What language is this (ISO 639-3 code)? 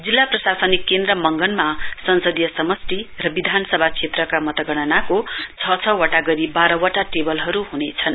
nep